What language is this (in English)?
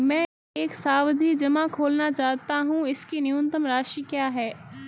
Hindi